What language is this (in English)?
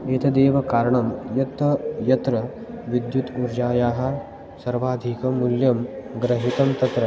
Sanskrit